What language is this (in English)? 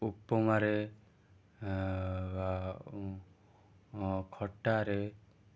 Odia